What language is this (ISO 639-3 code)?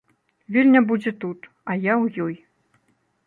bel